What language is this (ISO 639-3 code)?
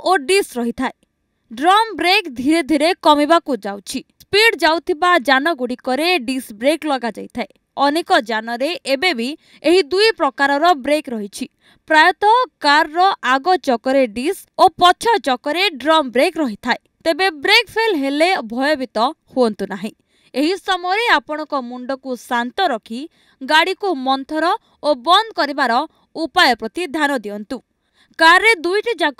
hin